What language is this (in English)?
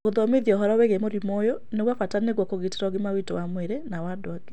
Kikuyu